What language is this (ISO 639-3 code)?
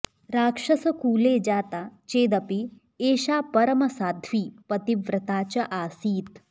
san